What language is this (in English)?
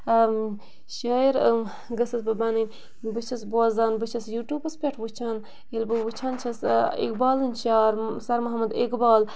Kashmiri